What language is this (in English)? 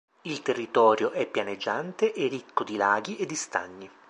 Italian